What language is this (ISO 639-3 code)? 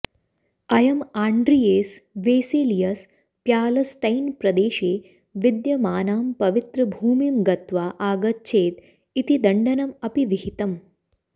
san